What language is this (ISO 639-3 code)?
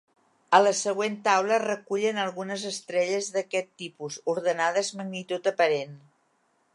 cat